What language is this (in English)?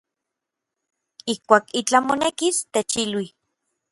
Orizaba Nahuatl